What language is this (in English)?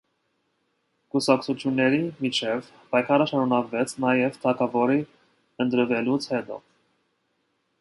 Armenian